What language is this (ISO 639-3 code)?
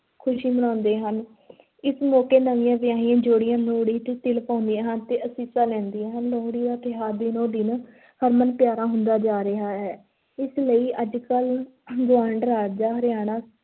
pan